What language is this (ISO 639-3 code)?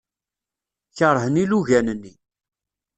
kab